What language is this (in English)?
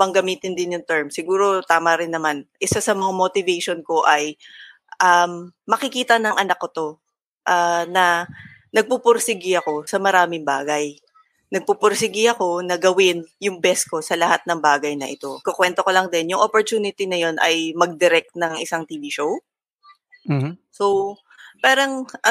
Filipino